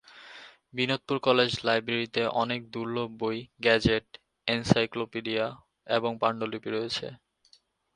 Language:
Bangla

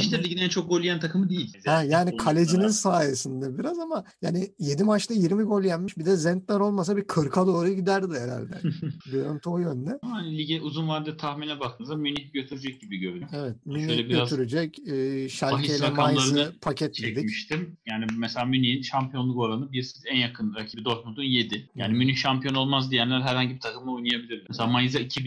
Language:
Turkish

